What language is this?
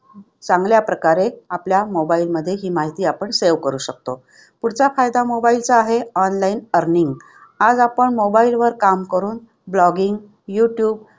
Marathi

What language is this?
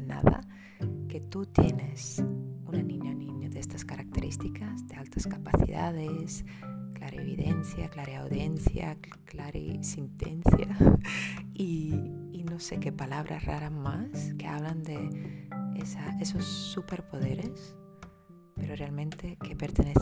Spanish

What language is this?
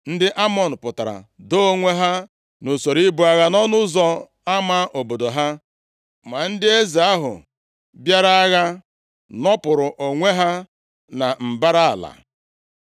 Igbo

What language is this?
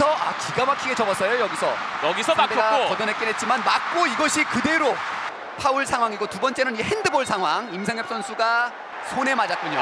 Korean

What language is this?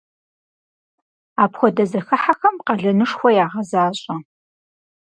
Kabardian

